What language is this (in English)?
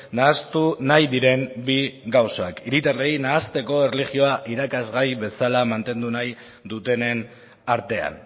Basque